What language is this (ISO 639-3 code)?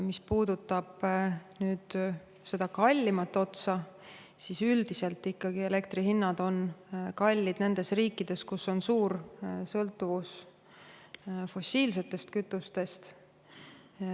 est